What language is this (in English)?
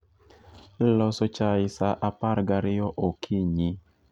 Luo (Kenya and Tanzania)